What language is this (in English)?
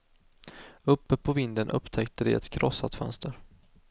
Swedish